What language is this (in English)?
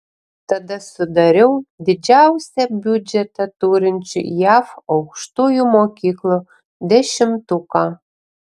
Lithuanian